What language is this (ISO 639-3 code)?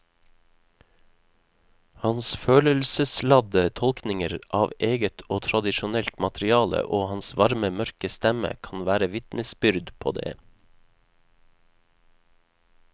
nor